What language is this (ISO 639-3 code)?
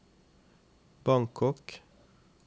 nor